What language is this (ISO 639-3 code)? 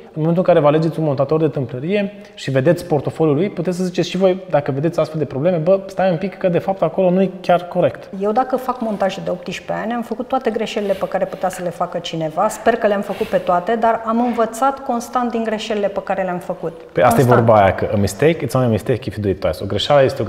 ron